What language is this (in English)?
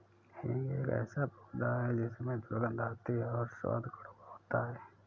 Hindi